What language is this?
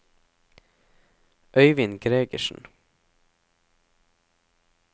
Norwegian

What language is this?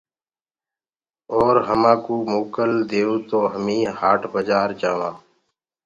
Gurgula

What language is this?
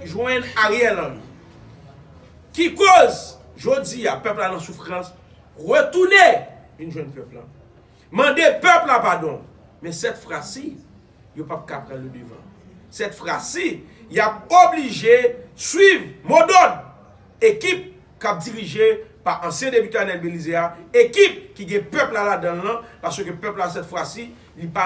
French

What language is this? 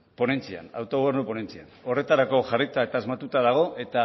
Basque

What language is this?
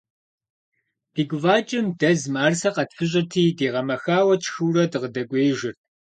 Kabardian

